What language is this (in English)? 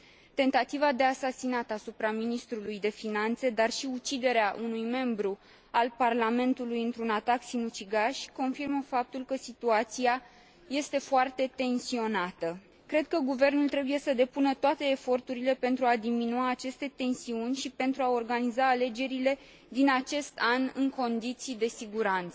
Romanian